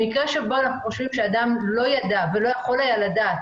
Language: Hebrew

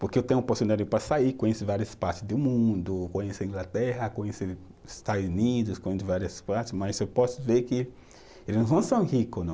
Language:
Portuguese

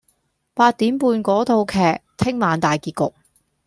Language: Cantonese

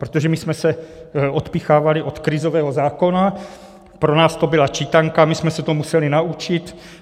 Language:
Czech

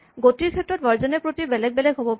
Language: Assamese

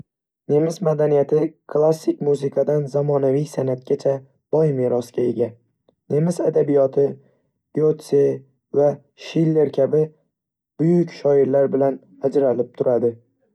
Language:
Uzbek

